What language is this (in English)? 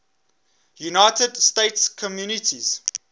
English